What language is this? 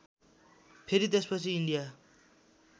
Nepali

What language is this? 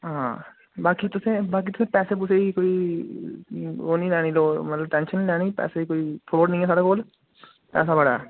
Dogri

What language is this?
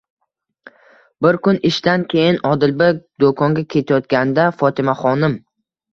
Uzbek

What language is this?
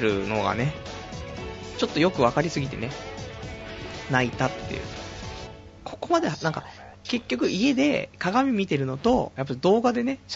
Japanese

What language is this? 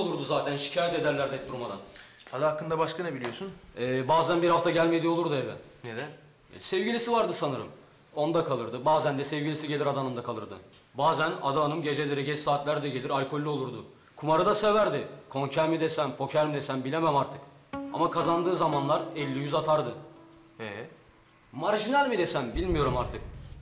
Turkish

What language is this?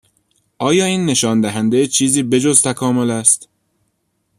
Persian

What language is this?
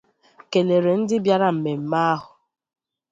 Igbo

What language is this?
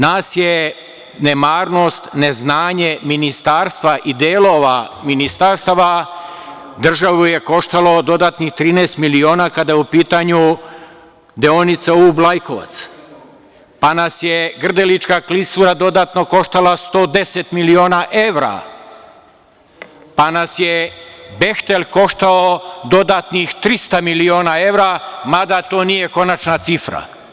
Serbian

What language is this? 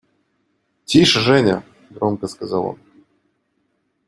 Russian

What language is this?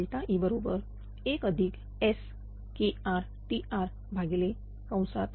Marathi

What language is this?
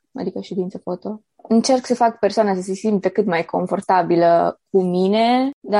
Romanian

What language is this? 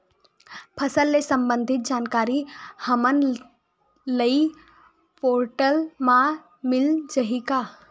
Chhattisgarhi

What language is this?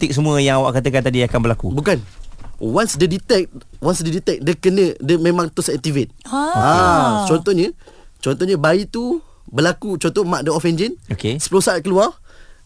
Malay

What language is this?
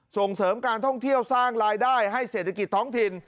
Thai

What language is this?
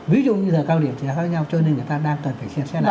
Vietnamese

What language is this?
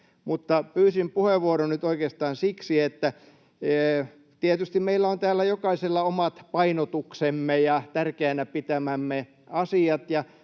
Finnish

